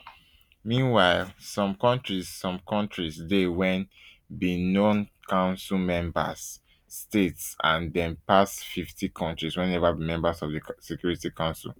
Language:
Nigerian Pidgin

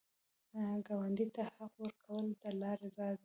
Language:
Pashto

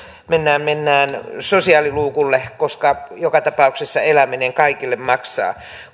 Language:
Finnish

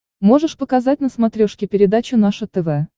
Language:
Russian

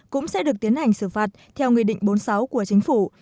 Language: Vietnamese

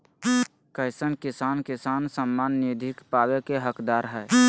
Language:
Magahi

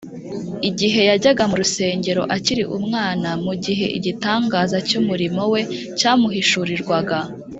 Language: Kinyarwanda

